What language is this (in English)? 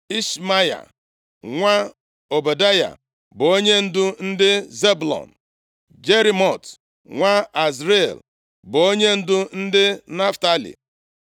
Igbo